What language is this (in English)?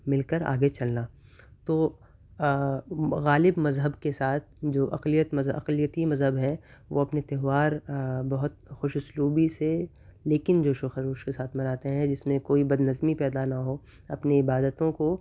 Urdu